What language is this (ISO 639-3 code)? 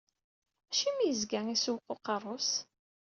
kab